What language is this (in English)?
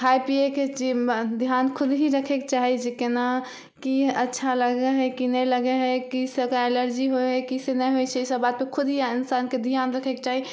Maithili